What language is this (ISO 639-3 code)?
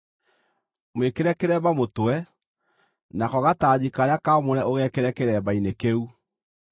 kik